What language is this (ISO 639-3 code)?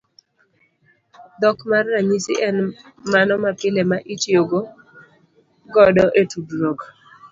luo